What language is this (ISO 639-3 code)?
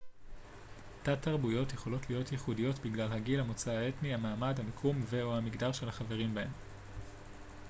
heb